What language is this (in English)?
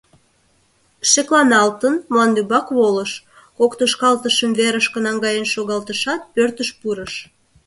Mari